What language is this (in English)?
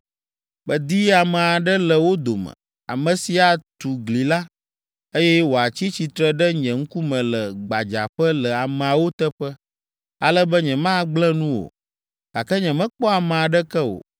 Ewe